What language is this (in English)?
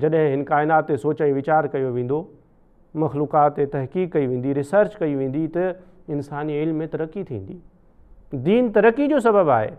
Hindi